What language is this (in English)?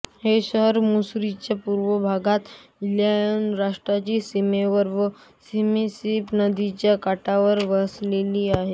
Marathi